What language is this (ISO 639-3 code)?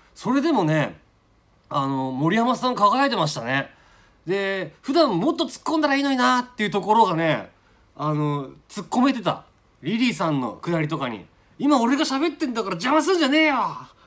jpn